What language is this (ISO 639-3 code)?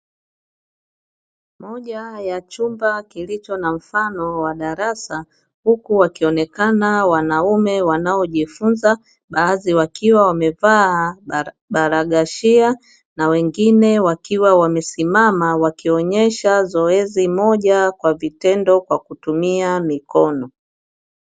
swa